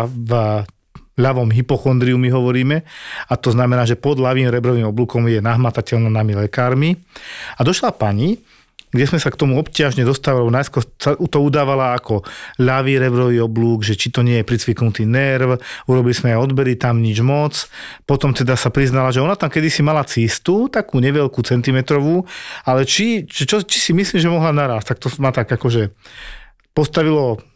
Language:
Slovak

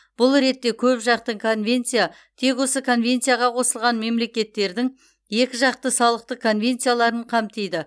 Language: Kazakh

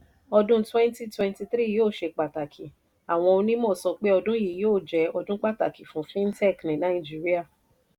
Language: Yoruba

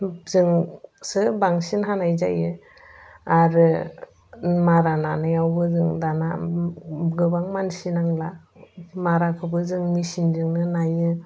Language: Bodo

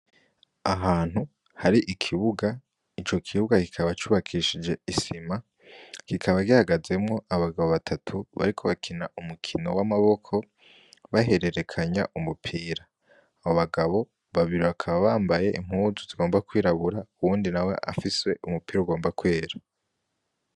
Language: Rundi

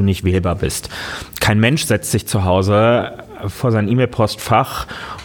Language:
German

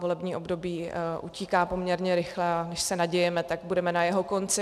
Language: Czech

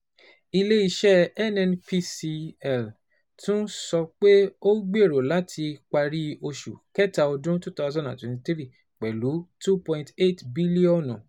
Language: Yoruba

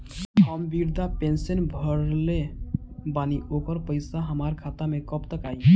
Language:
Bhojpuri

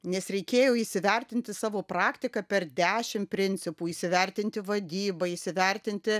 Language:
Lithuanian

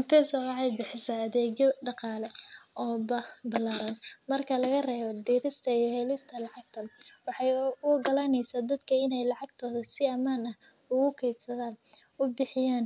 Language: Somali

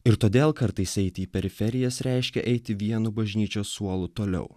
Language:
Lithuanian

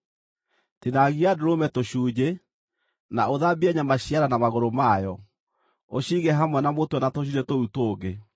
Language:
Kikuyu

